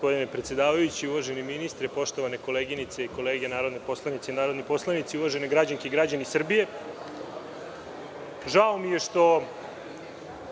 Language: Serbian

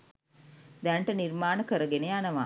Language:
Sinhala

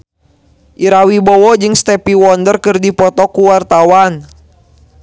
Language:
Sundanese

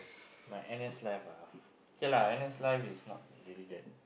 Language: English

